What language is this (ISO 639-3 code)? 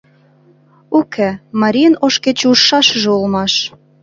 chm